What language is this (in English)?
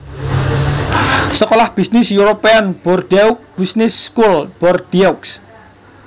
Javanese